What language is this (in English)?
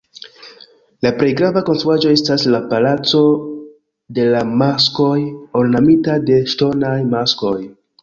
Esperanto